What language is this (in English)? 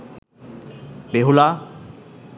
Bangla